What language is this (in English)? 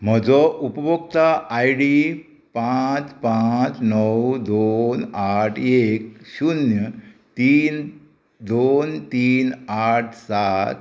Konkani